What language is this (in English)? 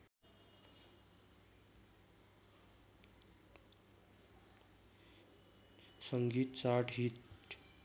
Nepali